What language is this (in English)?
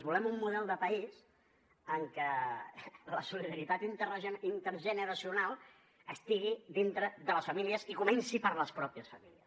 Catalan